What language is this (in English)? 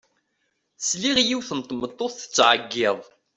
Kabyle